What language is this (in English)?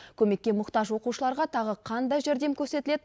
Kazakh